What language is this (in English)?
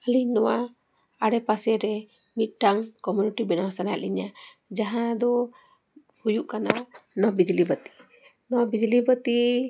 Santali